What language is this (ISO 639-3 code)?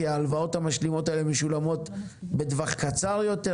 heb